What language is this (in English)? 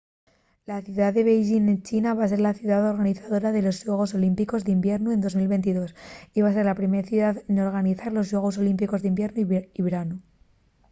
Asturian